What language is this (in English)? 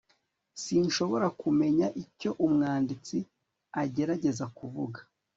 Kinyarwanda